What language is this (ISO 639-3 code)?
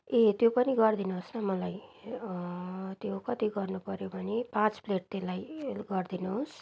nep